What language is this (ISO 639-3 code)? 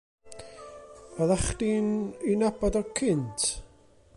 cym